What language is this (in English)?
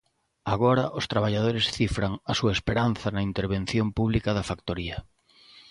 Galician